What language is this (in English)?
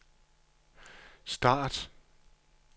Danish